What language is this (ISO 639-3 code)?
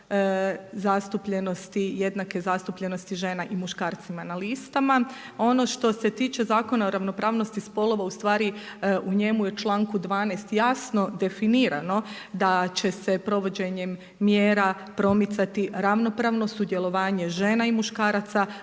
hrv